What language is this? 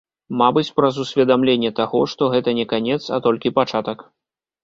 Belarusian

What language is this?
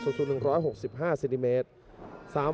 Thai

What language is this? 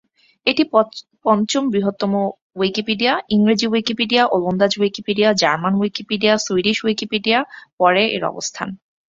Bangla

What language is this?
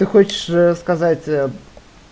Russian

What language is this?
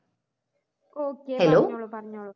Malayalam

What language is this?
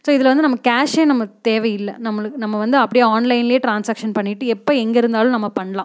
Tamil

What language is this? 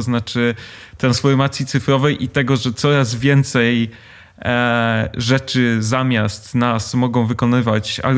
Polish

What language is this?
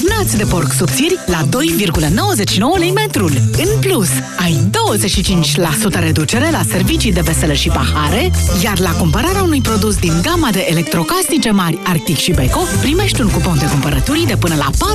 Romanian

